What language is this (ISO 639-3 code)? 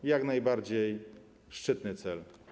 pol